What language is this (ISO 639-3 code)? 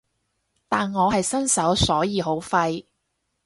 yue